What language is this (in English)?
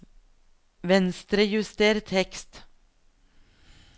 Norwegian